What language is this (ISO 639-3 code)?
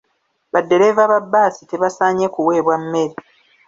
lug